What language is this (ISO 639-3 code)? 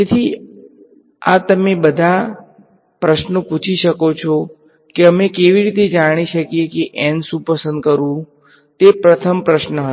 guj